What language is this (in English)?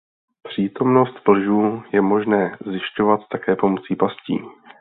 Czech